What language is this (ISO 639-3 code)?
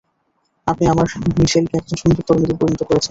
ben